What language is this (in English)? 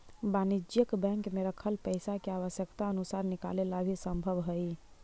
Magahi